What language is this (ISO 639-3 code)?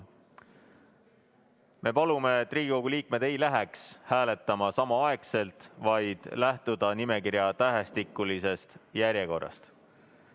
est